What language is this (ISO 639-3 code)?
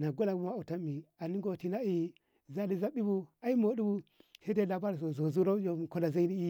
nbh